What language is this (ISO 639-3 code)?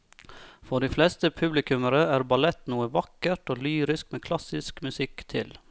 nor